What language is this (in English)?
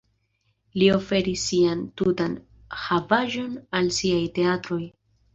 Esperanto